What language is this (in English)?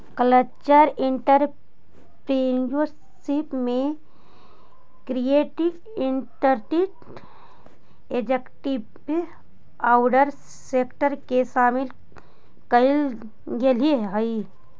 Magahi